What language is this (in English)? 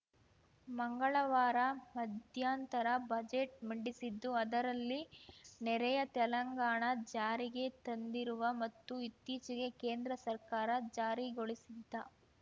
Kannada